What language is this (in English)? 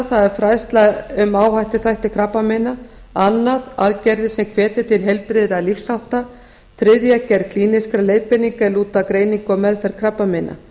Icelandic